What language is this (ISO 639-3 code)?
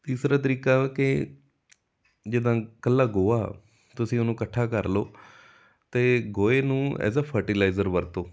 pan